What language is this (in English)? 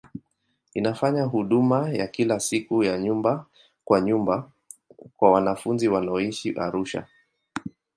Swahili